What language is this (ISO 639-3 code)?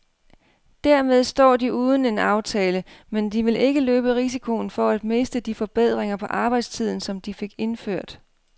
dan